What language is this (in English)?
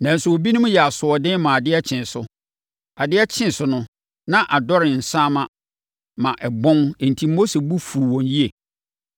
Akan